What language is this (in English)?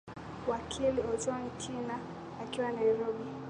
Swahili